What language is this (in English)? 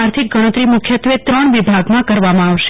Gujarati